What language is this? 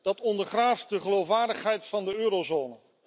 Dutch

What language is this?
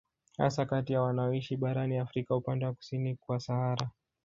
Swahili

